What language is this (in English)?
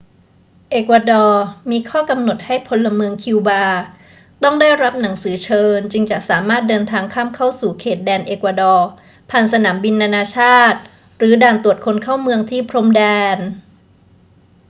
Thai